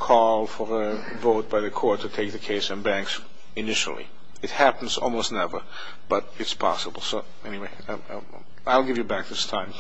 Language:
English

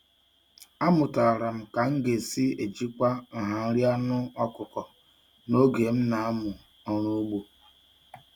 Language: Igbo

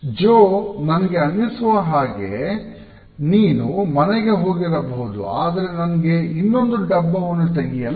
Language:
Kannada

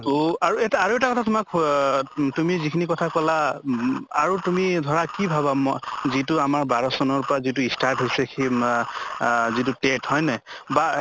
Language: Assamese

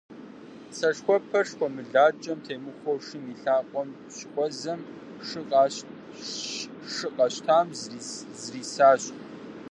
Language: Kabardian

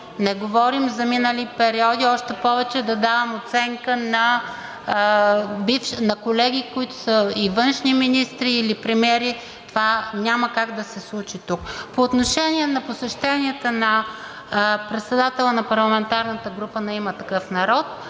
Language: Bulgarian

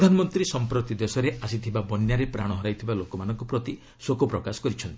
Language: Odia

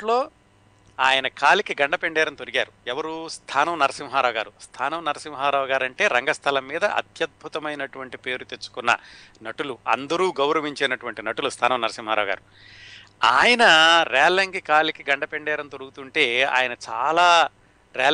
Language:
Telugu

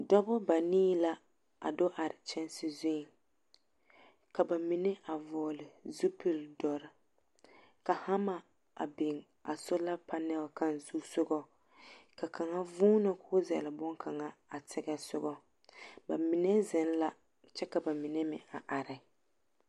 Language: Southern Dagaare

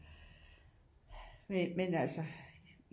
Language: Danish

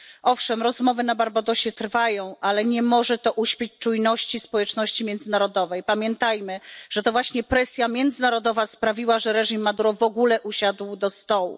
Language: Polish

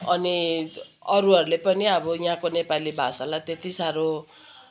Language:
Nepali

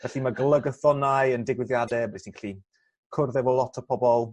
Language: Welsh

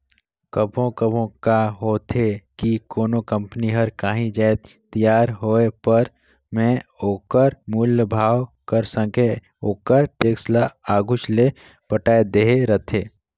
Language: Chhattisgarhi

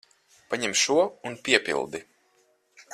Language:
Latvian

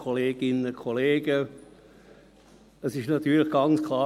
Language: Swiss German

